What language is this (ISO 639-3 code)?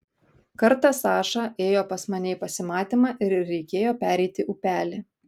lit